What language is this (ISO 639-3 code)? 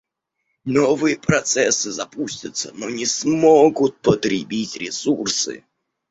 rus